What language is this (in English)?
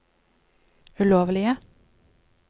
Norwegian